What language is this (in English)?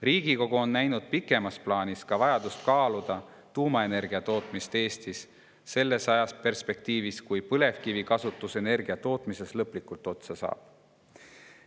Estonian